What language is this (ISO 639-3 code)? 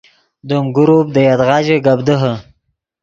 ydg